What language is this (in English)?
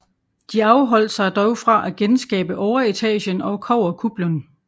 Danish